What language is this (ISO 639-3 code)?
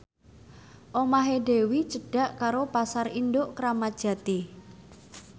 jav